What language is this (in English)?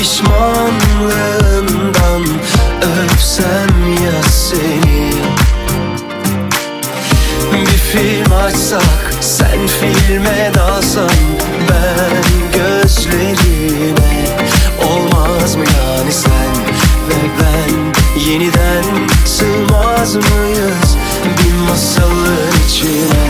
Turkish